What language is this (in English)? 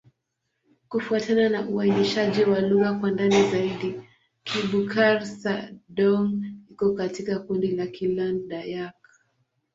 Swahili